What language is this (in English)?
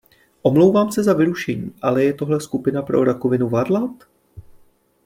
Czech